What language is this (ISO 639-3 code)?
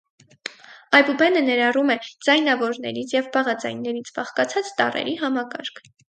hye